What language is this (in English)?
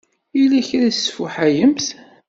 Kabyle